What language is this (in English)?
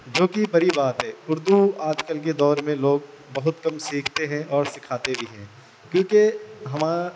Urdu